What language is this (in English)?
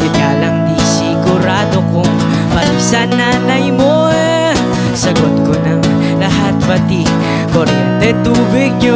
Indonesian